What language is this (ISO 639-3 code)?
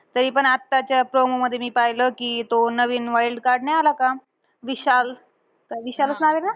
mar